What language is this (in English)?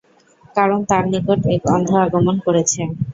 Bangla